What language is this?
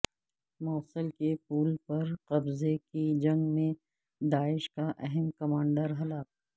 Urdu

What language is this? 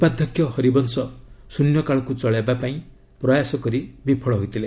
Odia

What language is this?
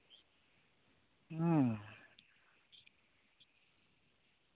Santali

